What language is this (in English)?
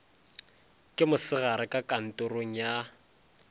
Northern Sotho